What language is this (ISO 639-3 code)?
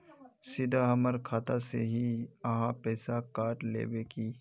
mag